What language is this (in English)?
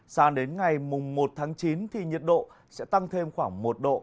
Vietnamese